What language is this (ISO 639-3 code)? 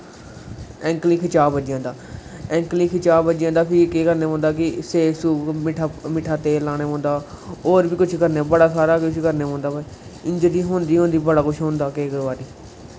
doi